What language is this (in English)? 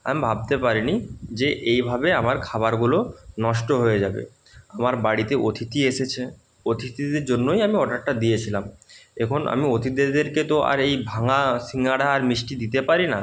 Bangla